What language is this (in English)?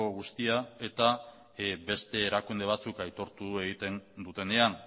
Basque